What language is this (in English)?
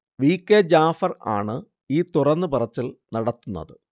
Malayalam